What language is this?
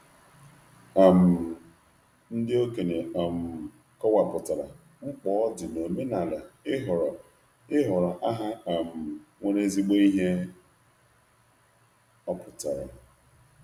Igbo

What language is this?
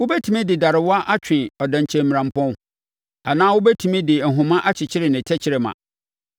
Akan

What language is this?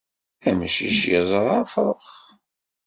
Kabyle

